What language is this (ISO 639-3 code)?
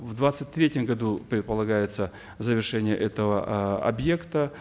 kaz